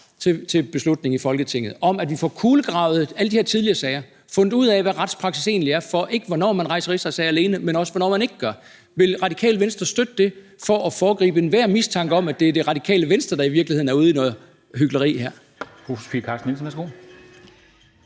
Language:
Danish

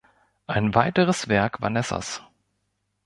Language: German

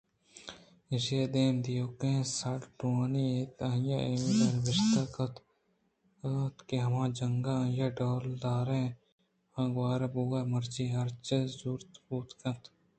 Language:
Eastern Balochi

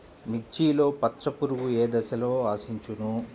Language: Telugu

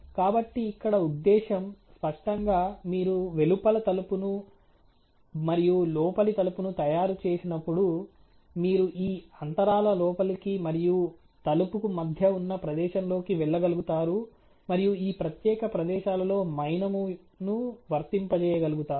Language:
Telugu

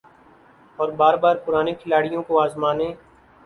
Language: Urdu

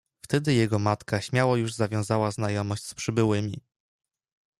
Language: Polish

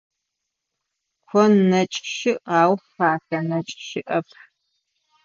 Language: Adyghe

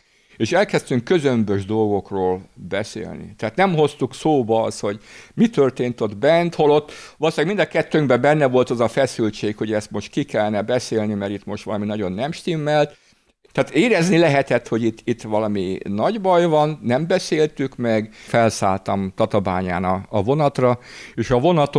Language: Hungarian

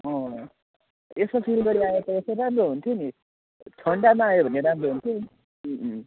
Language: Nepali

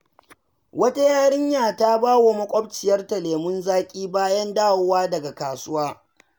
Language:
Hausa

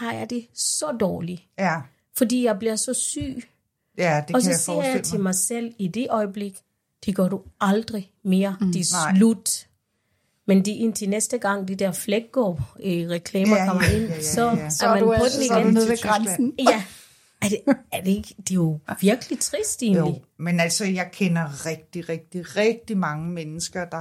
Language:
Danish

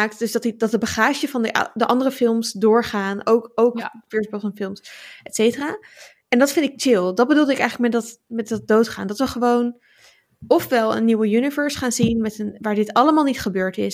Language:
Dutch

